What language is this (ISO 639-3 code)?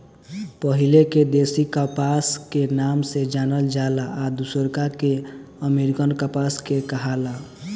bho